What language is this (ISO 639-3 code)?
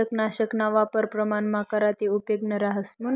mar